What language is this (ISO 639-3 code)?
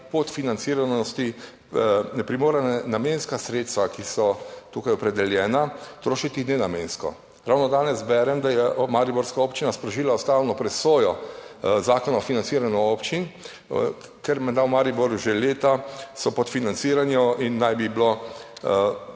slv